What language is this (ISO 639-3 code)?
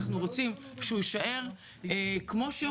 heb